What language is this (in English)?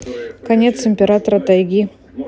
Russian